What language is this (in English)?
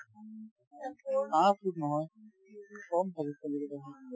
Assamese